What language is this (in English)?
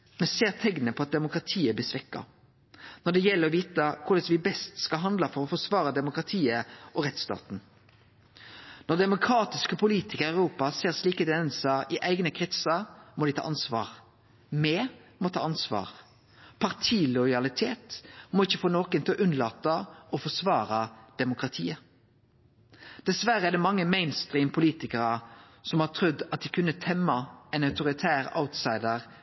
Norwegian Nynorsk